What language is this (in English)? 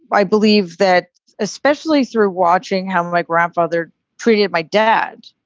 English